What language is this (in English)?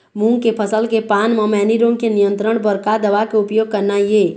Chhattisgarhi